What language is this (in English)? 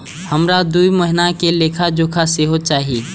Maithili